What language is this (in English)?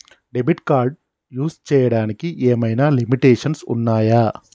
Telugu